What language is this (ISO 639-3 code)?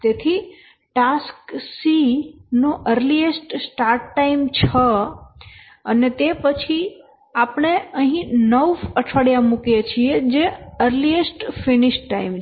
guj